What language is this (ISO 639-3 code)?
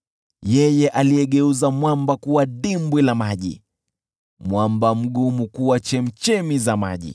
swa